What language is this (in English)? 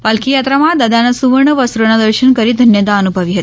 Gujarati